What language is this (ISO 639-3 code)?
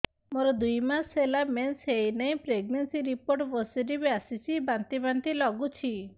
ori